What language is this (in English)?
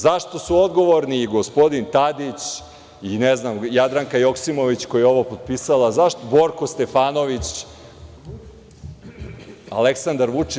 Serbian